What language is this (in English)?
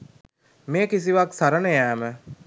Sinhala